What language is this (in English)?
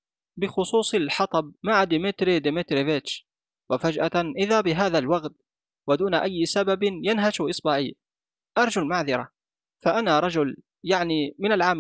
Arabic